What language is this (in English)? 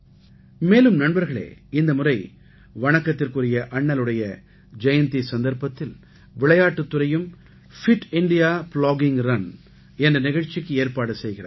Tamil